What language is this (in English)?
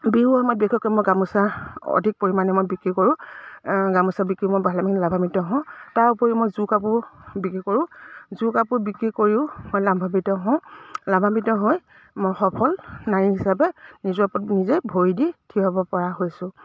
Assamese